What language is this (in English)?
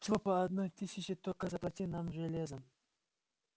Russian